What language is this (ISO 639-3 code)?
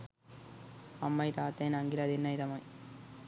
sin